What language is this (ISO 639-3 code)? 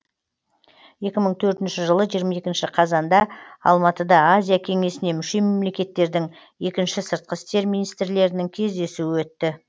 kaz